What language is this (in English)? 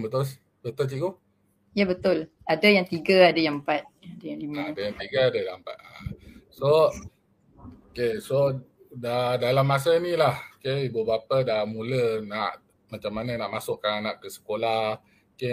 Malay